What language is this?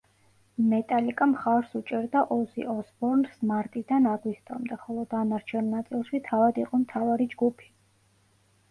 Georgian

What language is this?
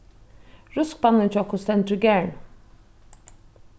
Faroese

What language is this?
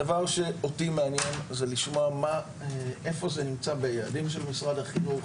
Hebrew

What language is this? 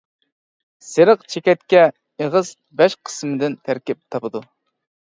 Uyghur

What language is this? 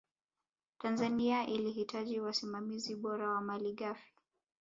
Swahili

